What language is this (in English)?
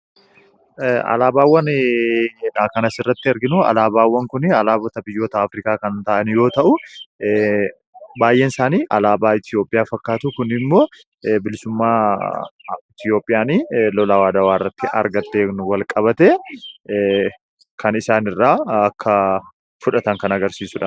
Oromo